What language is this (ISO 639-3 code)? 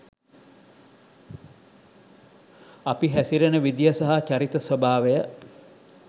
sin